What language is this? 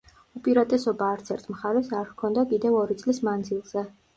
Georgian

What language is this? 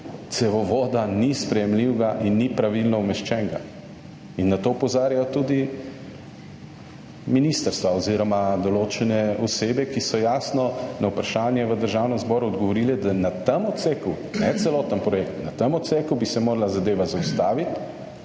Slovenian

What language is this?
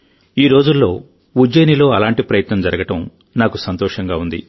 Telugu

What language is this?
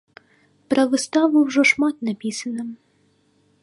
Belarusian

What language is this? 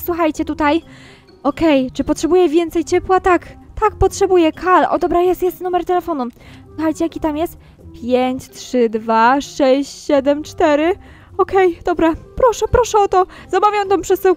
Polish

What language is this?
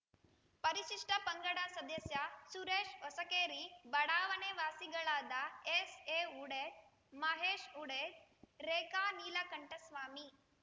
Kannada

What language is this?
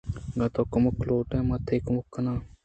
Eastern Balochi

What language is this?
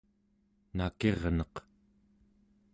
Central Yupik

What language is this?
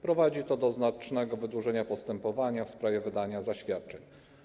Polish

